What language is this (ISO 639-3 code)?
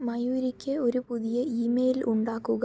mal